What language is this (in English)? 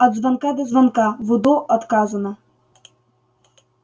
Russian